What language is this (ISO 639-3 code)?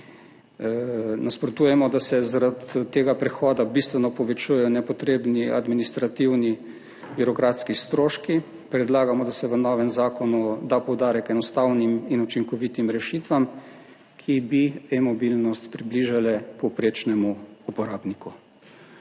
slv